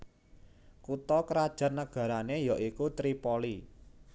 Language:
Javanese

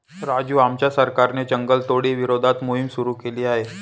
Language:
Marathi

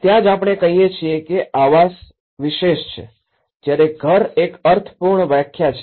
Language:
Gujarati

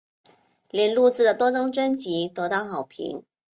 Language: Chinese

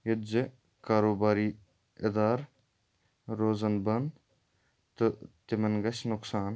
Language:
Kashmiri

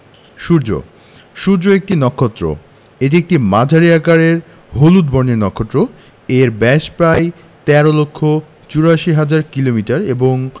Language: Bangla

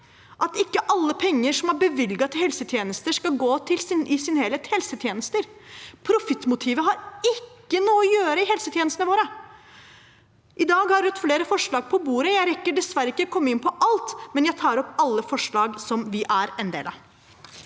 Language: Norwegian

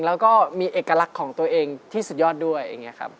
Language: Thai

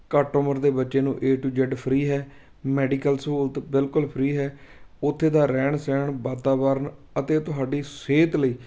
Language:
Punjabi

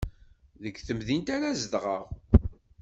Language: Kabyle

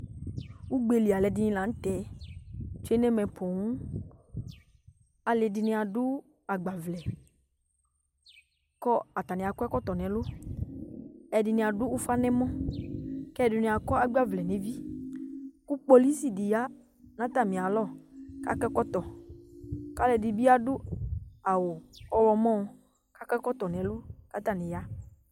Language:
Ikposo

